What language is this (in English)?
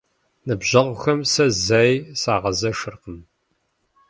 Kabardian